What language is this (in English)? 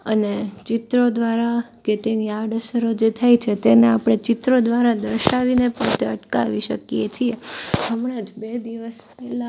Gujarati